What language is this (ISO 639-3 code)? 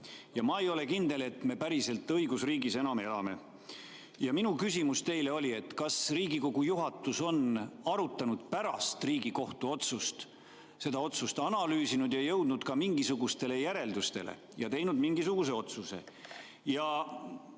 est